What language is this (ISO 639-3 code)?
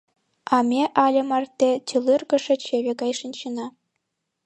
chm